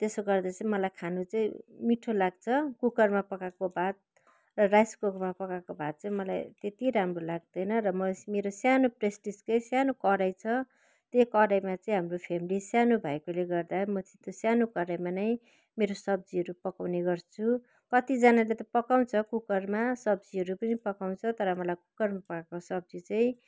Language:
Nepali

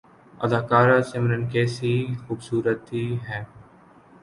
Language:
Urdu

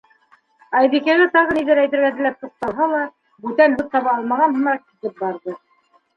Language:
Bashkir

